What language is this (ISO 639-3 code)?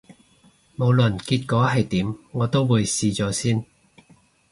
yue